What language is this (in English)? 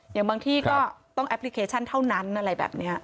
Thai